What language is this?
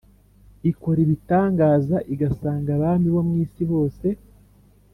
Kinyarwanda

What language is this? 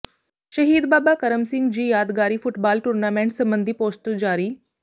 Punjabi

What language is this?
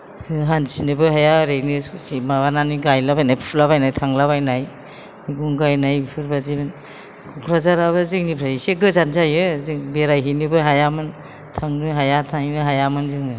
Bodo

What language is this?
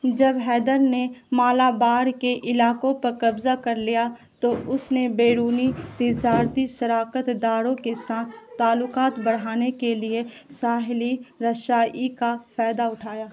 Urdu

